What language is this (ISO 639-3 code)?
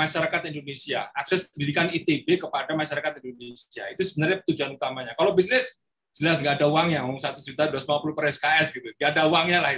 ind